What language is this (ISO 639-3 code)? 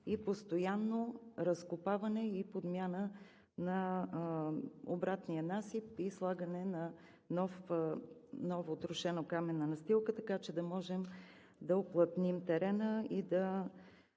bul